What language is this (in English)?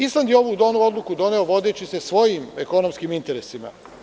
Serbian